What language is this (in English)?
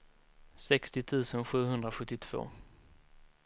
Swedish